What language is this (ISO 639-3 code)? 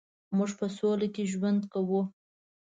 pus